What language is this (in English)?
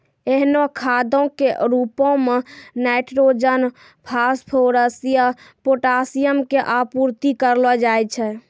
Maithili